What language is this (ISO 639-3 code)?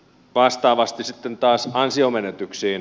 fin